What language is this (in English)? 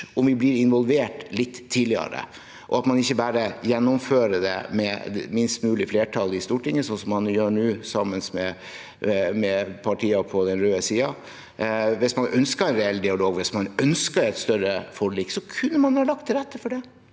Norwegian